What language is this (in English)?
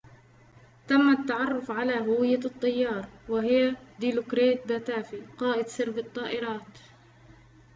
Arabic